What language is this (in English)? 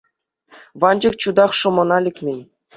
Chuvash